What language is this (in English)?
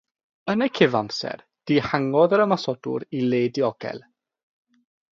Welsh